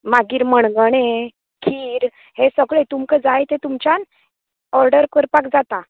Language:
Konkani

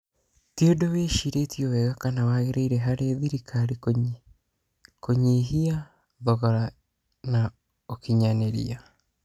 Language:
Kikuyu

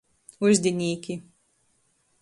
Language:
Latgalian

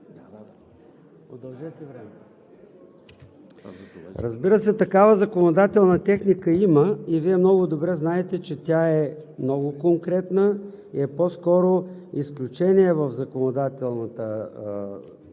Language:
Bulgarian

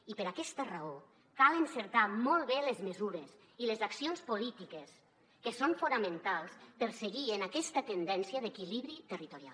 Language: Catalan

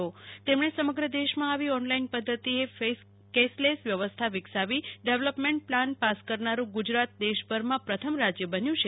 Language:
Gujarati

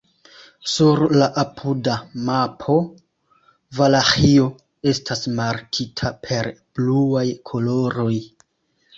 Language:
Esperanto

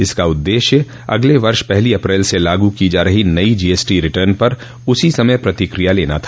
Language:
Hindi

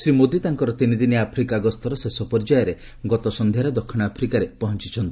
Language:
Odia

